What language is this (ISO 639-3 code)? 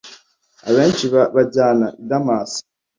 kin